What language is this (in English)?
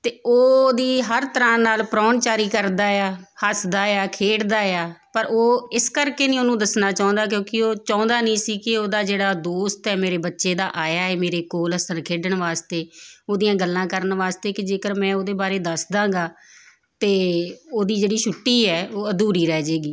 Punjabi